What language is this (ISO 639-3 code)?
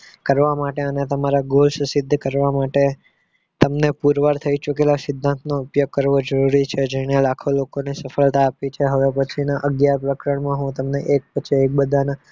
guj